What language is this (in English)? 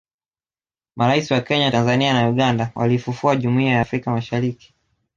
Swahili